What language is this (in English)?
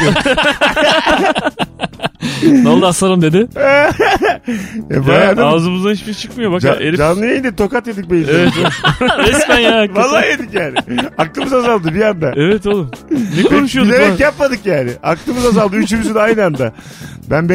Turkish